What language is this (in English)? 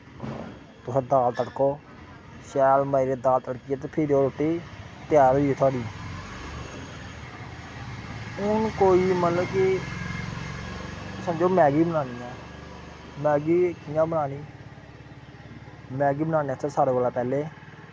Dogri